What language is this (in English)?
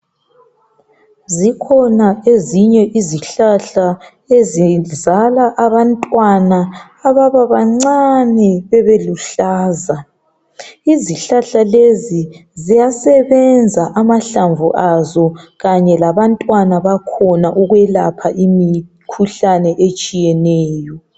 North Ndebele